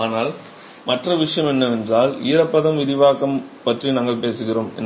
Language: Tamil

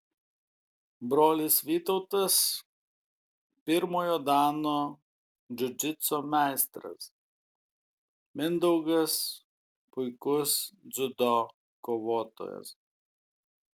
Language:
Lithuanian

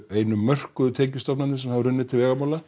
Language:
Icelandic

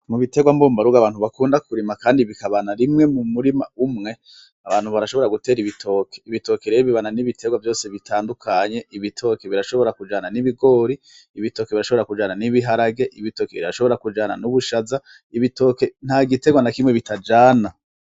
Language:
Rundi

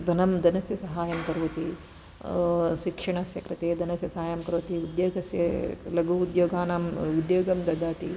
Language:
Sanskrit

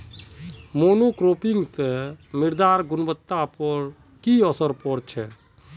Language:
Magahi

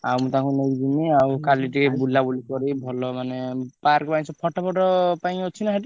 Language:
Odia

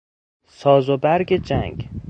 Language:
Persian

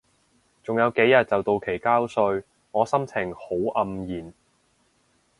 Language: Cantonese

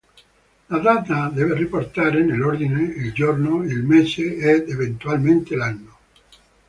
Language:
Italian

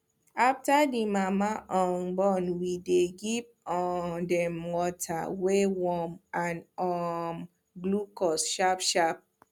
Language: Nigerian Pidgin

